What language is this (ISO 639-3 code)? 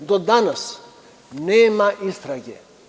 srp